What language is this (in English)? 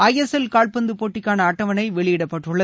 Tamil